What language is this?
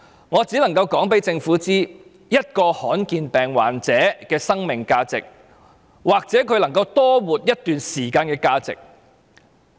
Cantonese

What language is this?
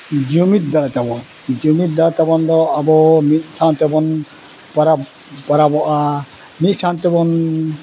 Santali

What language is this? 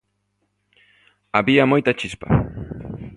Galician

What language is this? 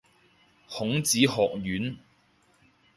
Cantonese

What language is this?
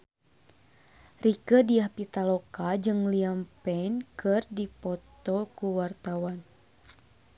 Sundanese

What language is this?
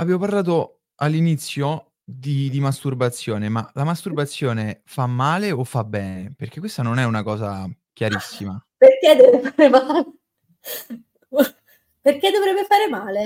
Italian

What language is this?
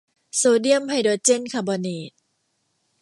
Thai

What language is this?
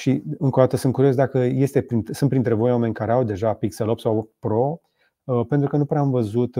Romanian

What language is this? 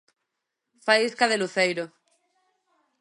Galician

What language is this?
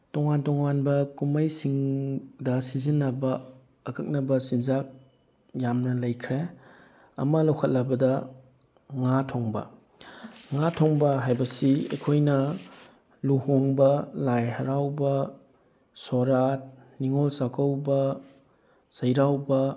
Manipuri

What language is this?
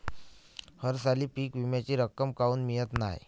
Marathi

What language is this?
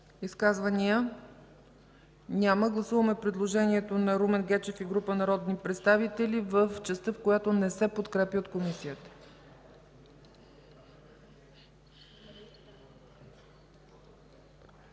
Bulgarian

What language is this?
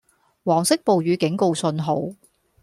Cantonese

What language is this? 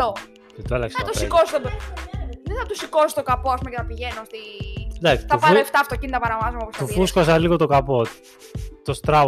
Greek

